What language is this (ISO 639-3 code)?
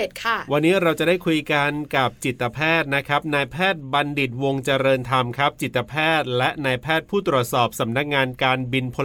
tha